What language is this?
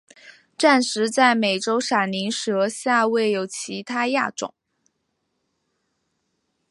Chinese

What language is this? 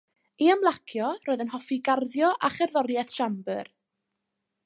Welsh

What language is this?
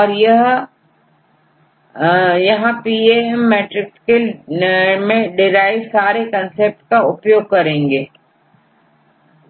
Hindi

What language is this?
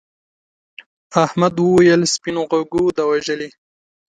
Pashto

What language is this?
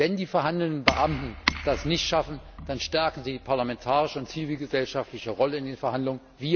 German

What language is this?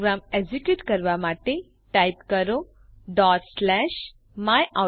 Gujarati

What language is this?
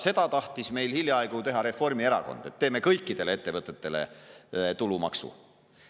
Estonian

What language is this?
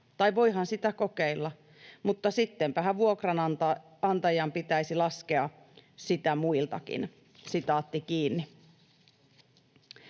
Finnish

